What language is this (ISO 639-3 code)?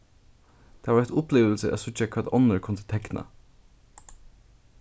fao